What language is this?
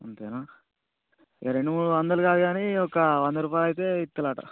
Telugu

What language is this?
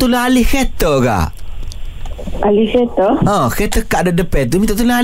Malay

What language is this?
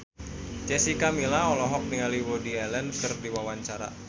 Sundanese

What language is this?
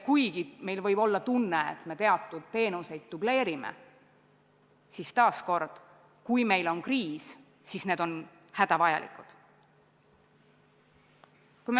Estonian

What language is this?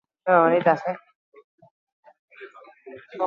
Basque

